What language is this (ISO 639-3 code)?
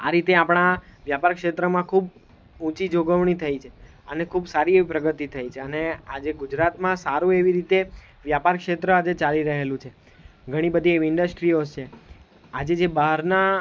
guj